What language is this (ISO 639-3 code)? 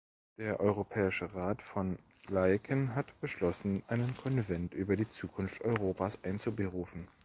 deu